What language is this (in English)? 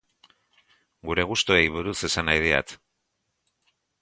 Basque